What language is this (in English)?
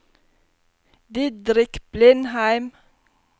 Norwegian